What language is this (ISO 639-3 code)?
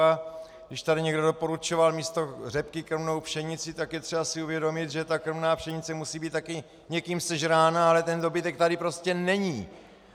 ces